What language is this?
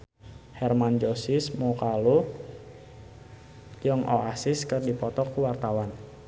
Sundanese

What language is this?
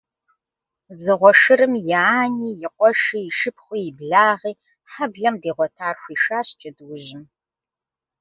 Kabardian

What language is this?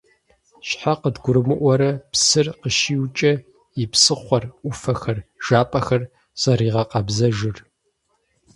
Kabardian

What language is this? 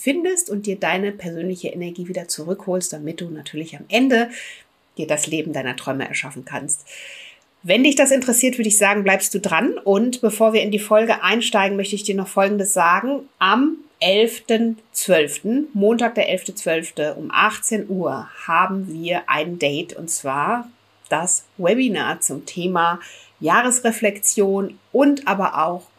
German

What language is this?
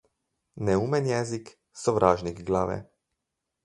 Slovenian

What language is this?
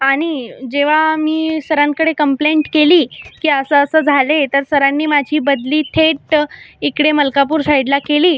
Marathi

